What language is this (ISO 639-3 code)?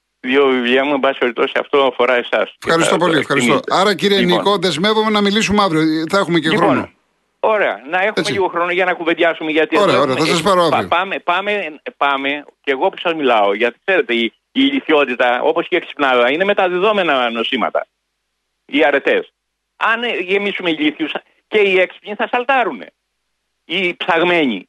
ell